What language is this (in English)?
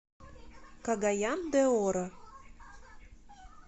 Russian